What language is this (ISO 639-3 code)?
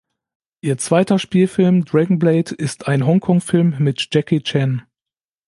deu